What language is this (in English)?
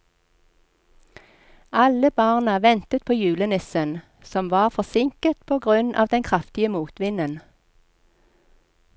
Norwegian